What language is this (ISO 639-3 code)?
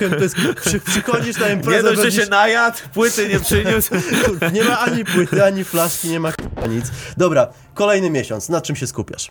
pol